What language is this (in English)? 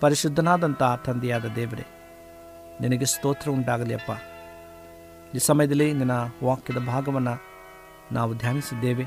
Kannada